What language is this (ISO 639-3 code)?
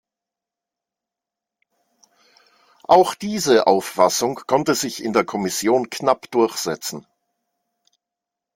deu